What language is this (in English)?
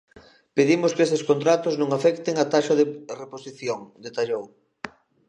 Galician